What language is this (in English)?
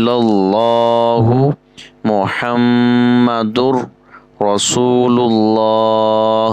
Arabic